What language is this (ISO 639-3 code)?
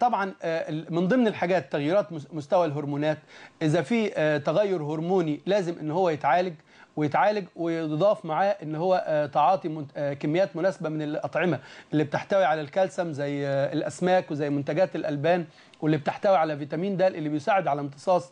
ara